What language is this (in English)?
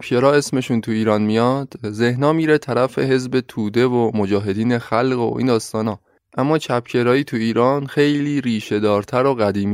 Persian